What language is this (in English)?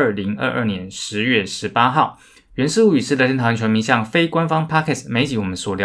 Chinese